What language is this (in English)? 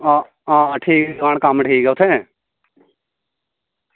Dogri